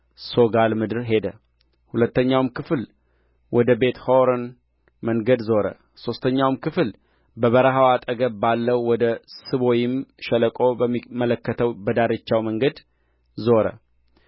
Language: Amharic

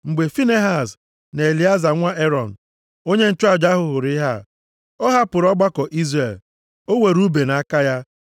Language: Igbo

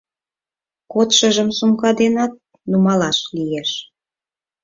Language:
Mari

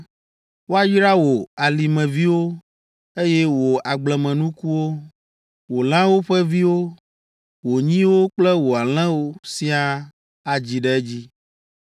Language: Ewe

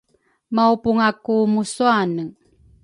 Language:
Rukai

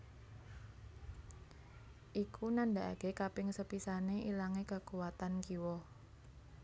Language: Javanese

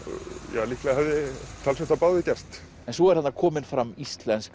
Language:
Icelandic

